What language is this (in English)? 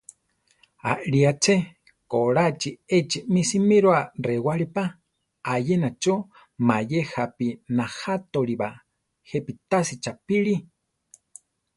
Central Tarahumara